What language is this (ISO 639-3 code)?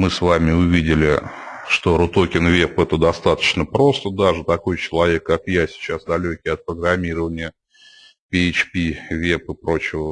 rus